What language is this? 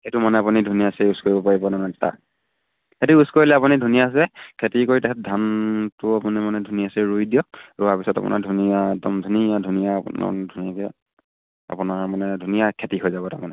Assamese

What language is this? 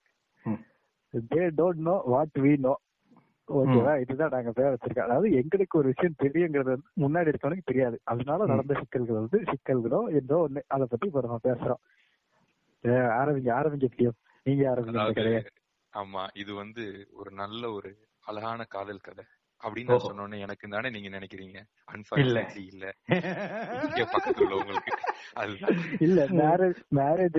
Tamil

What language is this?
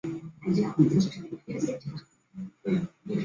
Chinese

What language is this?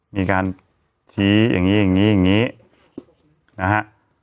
Thai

